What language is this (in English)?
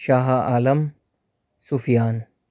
Urdu